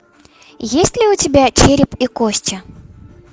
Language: Russian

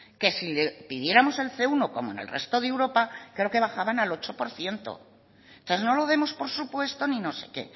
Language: Spanish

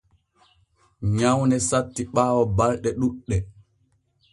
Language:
Borgu Fulfulde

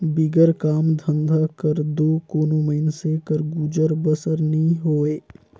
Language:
Chhattisgarhi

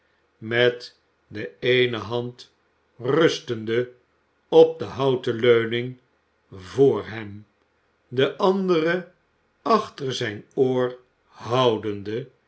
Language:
Dutch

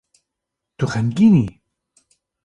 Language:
Kurdish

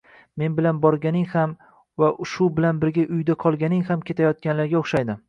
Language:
Uzbek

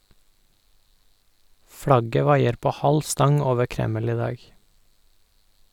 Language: Norwegian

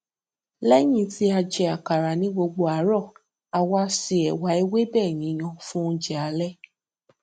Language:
Yoruba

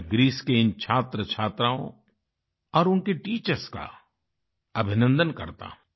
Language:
Hindi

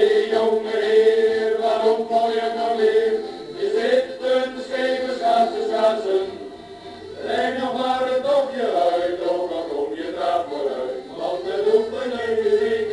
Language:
Turkish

